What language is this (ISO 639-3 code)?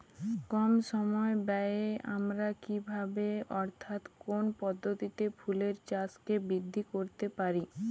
ben